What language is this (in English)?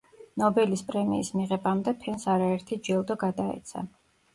Georgian